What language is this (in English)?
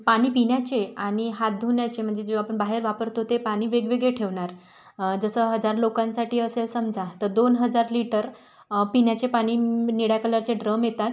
Marathi